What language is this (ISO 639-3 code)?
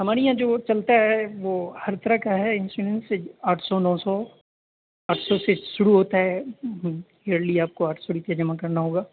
urd